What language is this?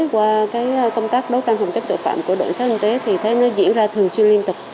Vietnamese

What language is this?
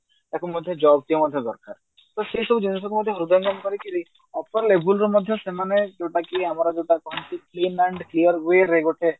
Odia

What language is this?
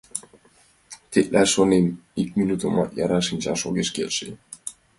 Mari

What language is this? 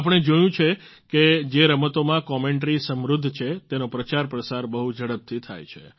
Gujarati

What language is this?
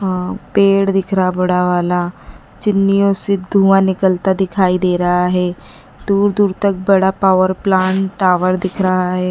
Hindi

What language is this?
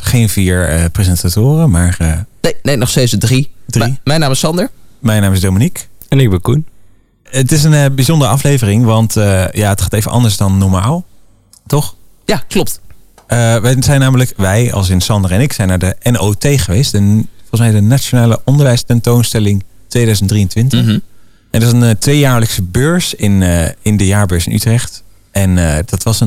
Dutch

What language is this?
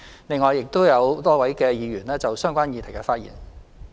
Cantonese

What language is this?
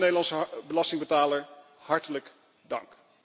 Dutch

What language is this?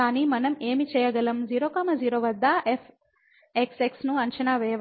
Telugu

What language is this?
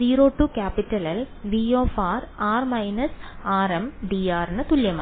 Malayalam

